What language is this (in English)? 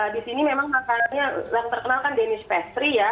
Indonesian